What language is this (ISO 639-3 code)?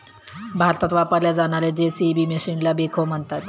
mar